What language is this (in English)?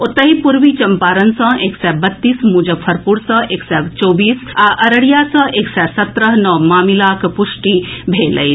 Maithili